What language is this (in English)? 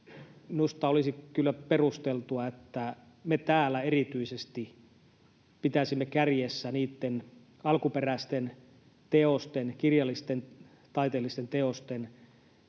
Finnish